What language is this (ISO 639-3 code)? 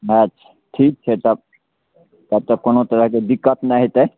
mai